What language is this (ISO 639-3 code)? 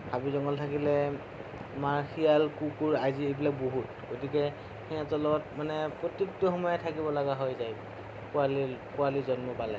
asm